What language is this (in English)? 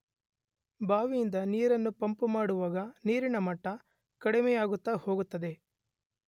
Kannada